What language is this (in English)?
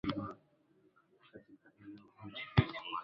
Swahili